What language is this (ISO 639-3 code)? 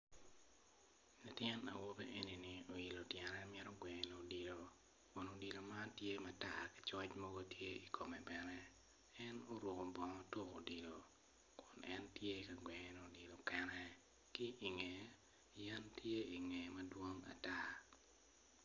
ach